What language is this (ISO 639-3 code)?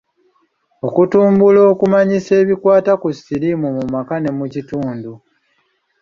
lug